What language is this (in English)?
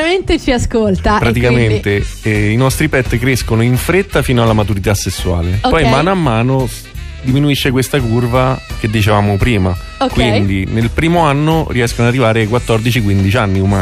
Italian